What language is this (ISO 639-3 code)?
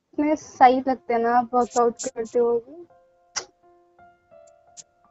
hin